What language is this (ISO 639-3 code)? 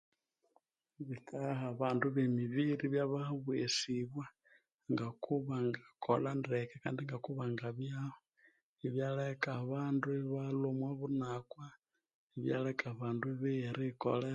koo